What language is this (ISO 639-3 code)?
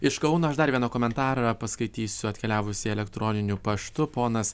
lit